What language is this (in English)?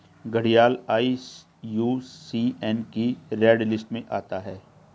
Hindi